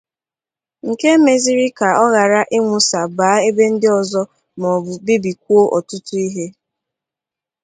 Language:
Igbo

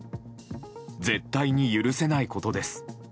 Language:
Japanese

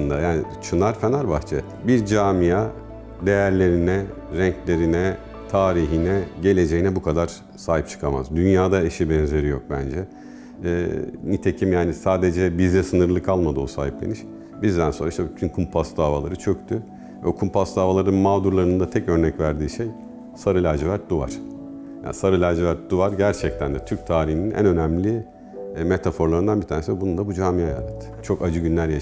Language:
Turkish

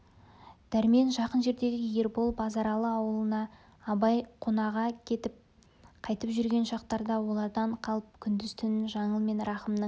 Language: Kazakh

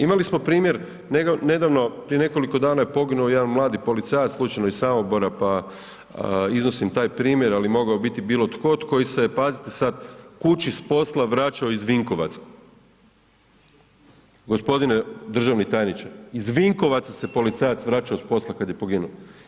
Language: Croatian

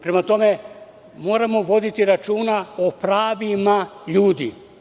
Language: Serbian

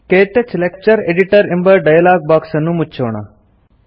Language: Kannada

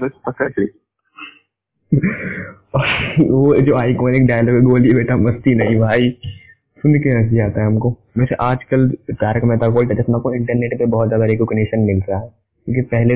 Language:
Hindi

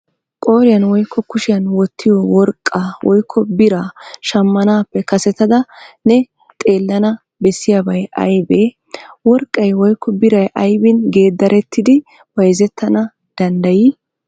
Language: Wolaytta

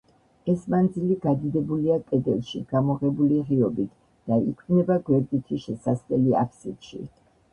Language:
Georgian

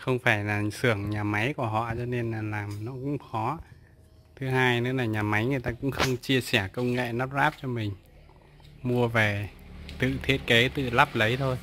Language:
Vietnamese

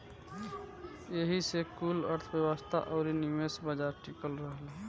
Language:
Bhojpuri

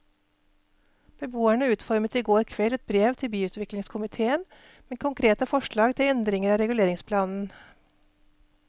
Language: Norwegian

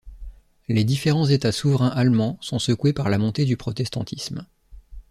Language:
French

